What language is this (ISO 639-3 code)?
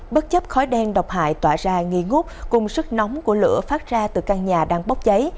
vie